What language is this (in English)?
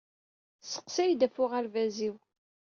Kabyle